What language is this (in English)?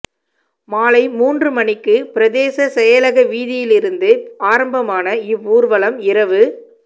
Tamil